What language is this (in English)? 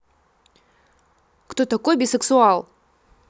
Russian